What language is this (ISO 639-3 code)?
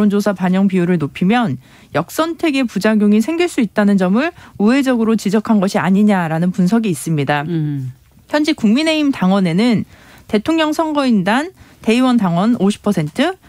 kor